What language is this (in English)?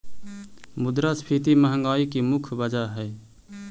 Magahi